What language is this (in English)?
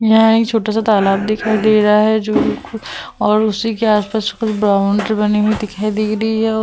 Hindi